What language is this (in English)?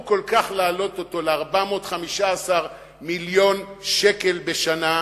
Hebrew